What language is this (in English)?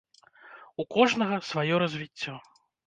Belarusian